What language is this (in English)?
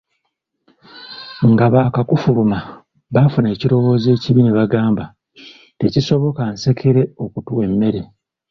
Ganda